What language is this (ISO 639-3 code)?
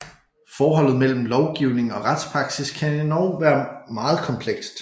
dan